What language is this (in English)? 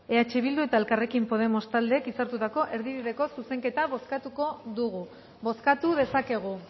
Basque